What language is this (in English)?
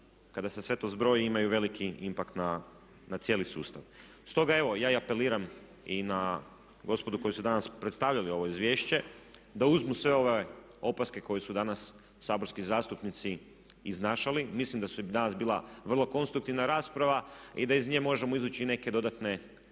Croatian